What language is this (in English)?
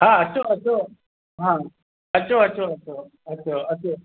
Sindhi